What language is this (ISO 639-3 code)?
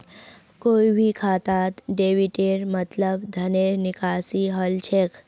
mag